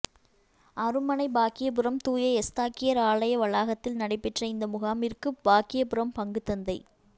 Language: Tamil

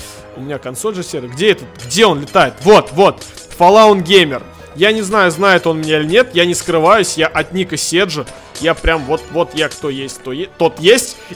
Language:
Russian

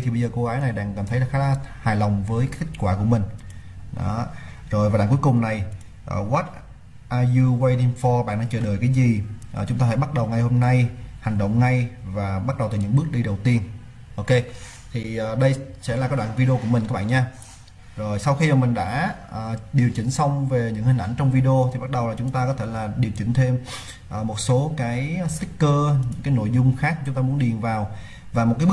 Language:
Vietnamese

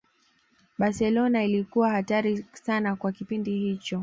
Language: Swahili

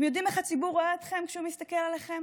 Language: Hebrew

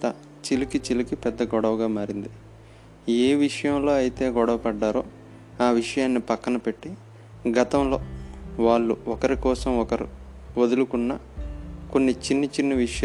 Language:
Telugu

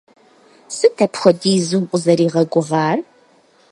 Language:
Kabardian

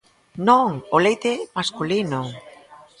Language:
Galician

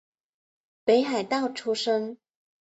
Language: Chinese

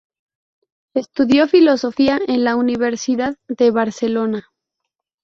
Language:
Spanish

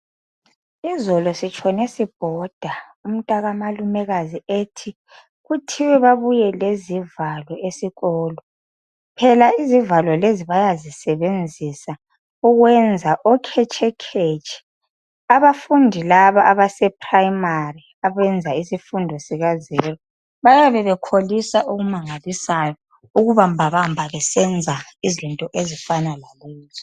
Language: North Ndebele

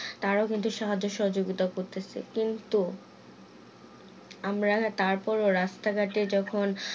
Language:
Bangla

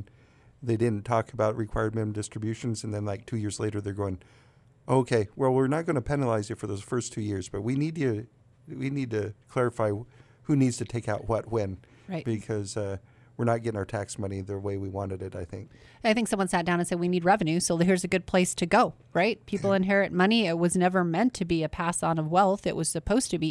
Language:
English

